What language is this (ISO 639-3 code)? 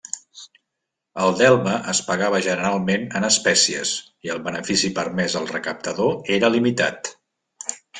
cat